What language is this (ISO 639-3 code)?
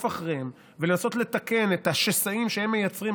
heb